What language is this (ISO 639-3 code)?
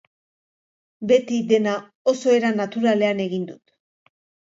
eus